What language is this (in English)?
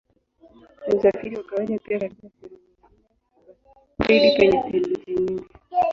Swahili